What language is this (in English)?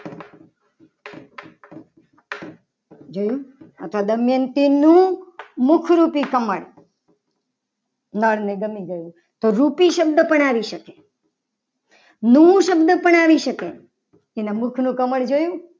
Gujarati